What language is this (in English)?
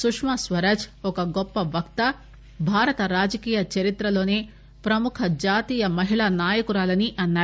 Telugu